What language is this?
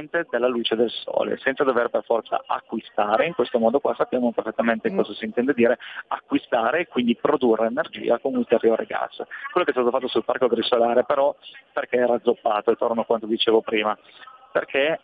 Italian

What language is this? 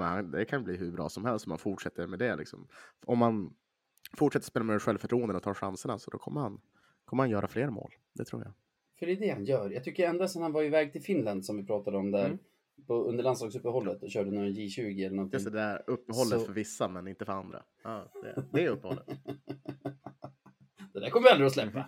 Swedish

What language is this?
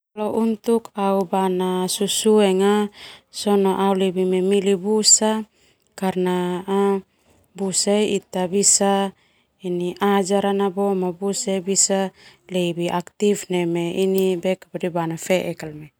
Termanu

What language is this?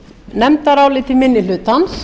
Icelandic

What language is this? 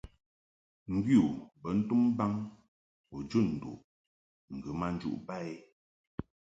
Mungaka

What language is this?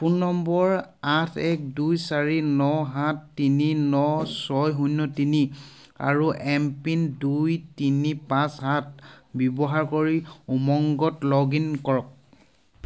Assamese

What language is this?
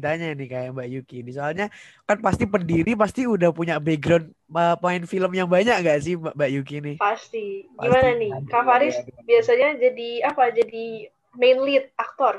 Indonesian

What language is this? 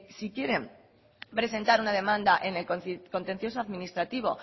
Spanish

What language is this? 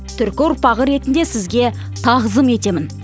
Kazakh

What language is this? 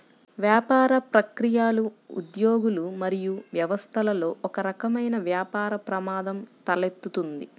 Telugu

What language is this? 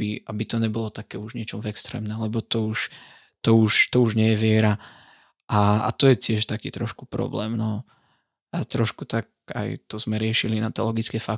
Slovak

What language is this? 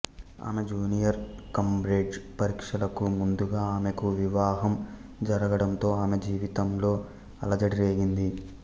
Telugu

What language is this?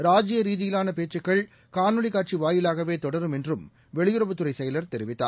Tamil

